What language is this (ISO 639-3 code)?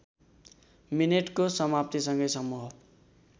nep